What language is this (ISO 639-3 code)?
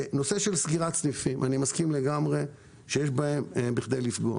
heb